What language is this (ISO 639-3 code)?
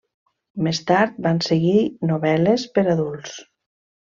cat